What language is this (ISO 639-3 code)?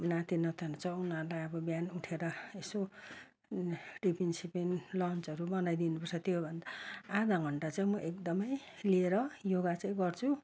nep